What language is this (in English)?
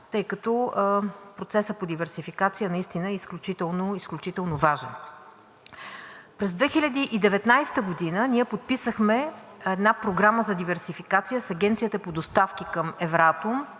Bulgarian